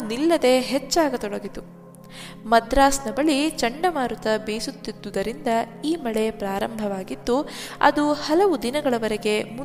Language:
Kannada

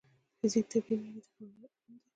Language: Pashto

